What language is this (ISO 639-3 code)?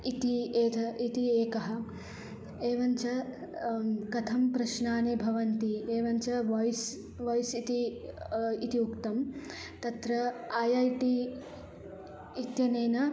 san